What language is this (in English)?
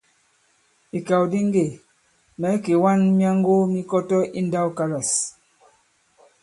Bankon